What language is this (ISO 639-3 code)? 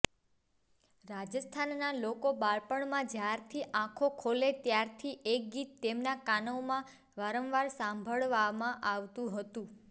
guj